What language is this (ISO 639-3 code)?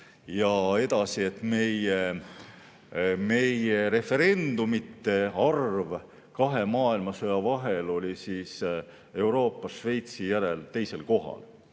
est